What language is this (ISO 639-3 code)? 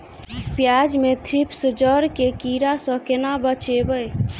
mai